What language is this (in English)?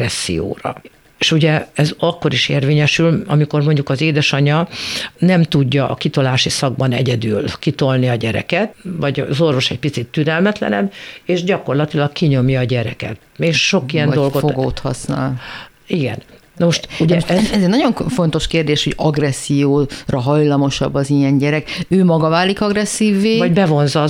Hungarian